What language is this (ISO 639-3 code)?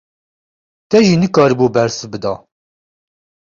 kur